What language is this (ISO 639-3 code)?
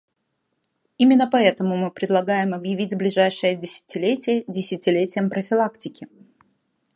rus